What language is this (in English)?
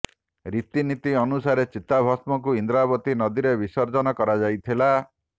Odia